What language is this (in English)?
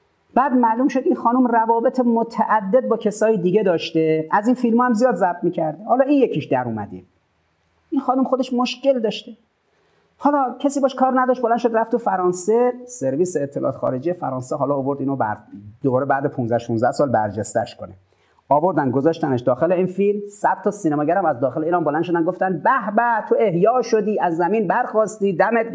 Persian